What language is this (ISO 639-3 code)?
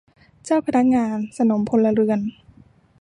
tha